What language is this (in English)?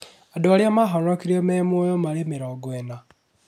Kikuyu